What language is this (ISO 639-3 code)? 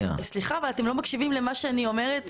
heb